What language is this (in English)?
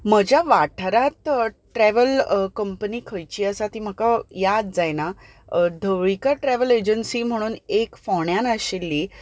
Konkani